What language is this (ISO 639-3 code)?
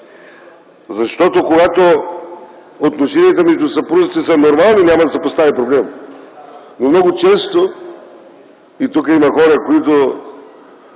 bul